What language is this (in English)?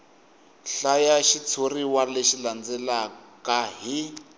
Tsonga